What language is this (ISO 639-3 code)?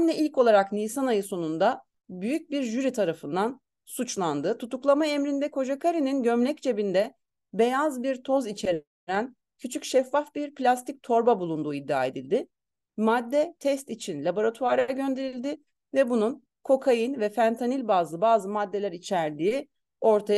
tur